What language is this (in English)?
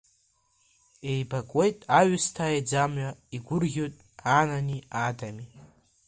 Abkhazian